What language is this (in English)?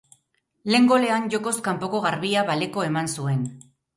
Basque